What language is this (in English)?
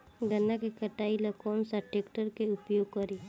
Bhojpuri